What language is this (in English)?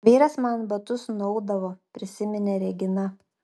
Lithuanian